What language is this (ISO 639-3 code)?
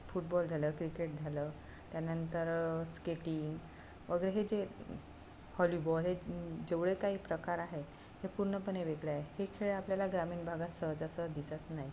mar